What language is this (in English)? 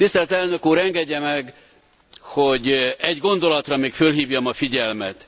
Hungarian